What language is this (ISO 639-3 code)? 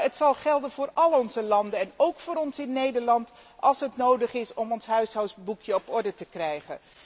nld